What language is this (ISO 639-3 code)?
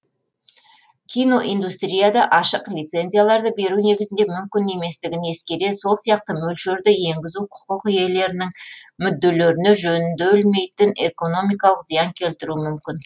kaz